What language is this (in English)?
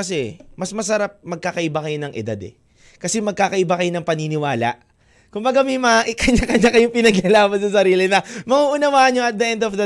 Filipino